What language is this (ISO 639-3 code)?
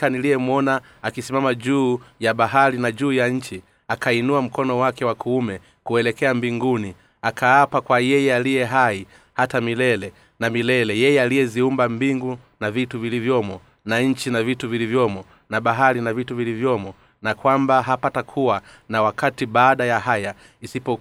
swa